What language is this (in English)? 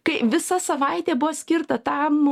Lithuanian